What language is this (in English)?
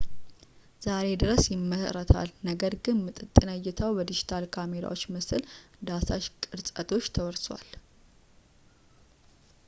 Amharic